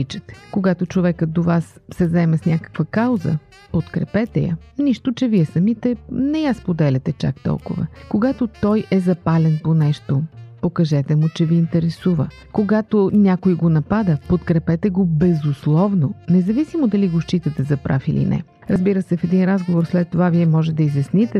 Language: Bulgarian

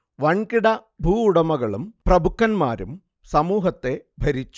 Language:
Malayalam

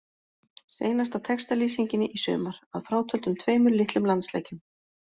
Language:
Icelandic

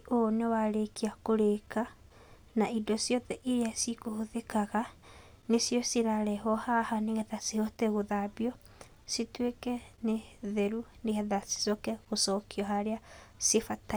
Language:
Kikuyu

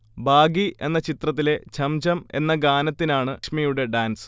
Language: Malayalam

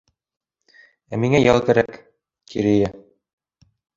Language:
Bashkir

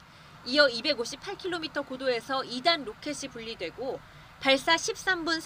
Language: Korean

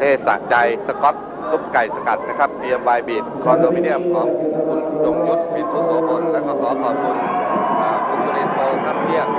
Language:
Thai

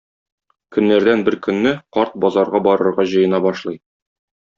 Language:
Tatar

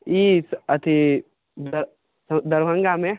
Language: Maithili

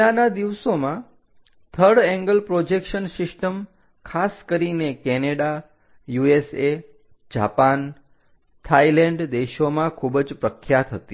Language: Gujarati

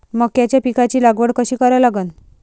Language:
Marathi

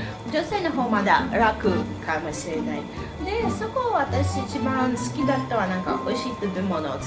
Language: Japanese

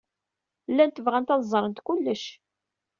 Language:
Kabyle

